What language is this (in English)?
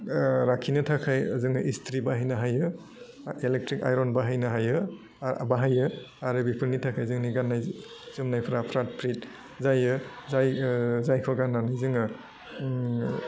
Bodo